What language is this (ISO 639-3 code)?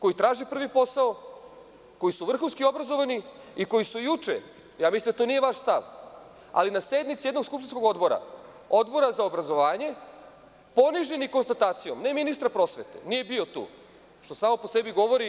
srp